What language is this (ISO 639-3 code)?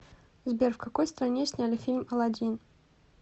rus